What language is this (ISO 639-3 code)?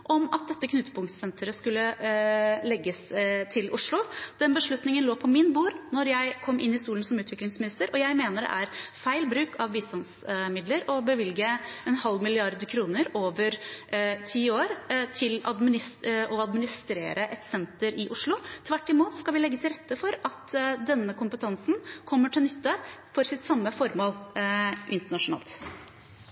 nob